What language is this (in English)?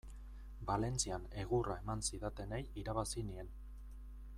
Basque